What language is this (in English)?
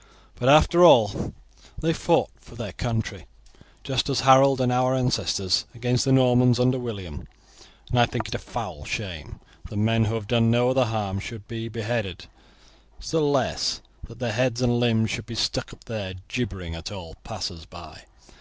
English